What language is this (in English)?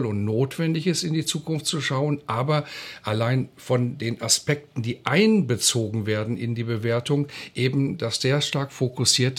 German